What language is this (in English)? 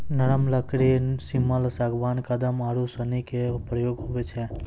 Maithili